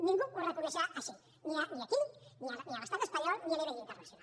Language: Catalan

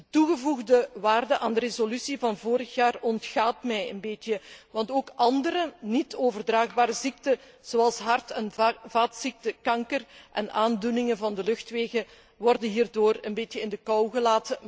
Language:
Dutch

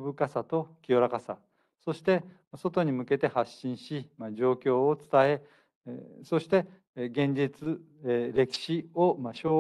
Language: Japanese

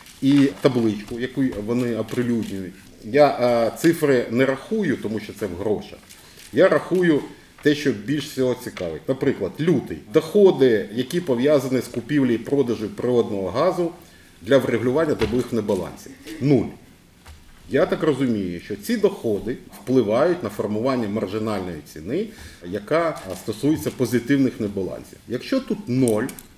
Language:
Ukrainian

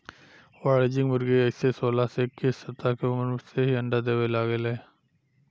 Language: Bhojpuri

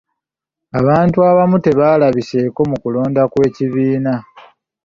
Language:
Ganda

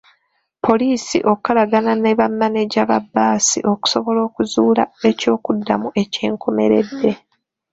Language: Ganda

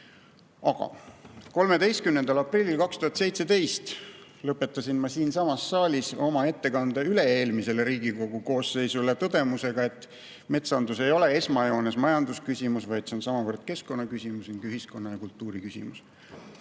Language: Estonian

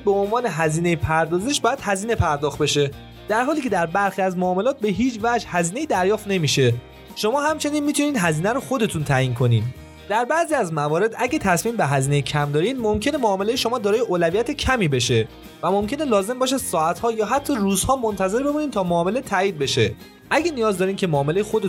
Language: Persian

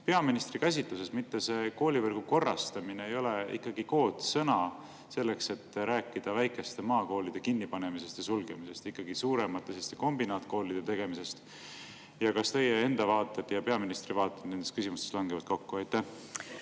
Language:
Estonian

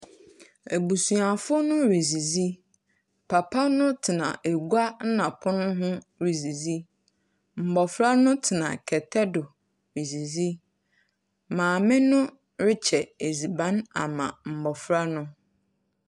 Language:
Akan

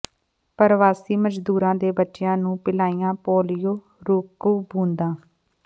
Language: Punjabi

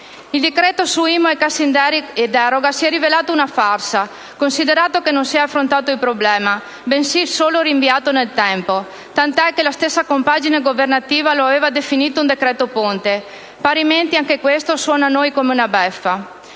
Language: Italian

